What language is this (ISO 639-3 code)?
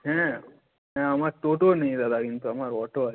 ben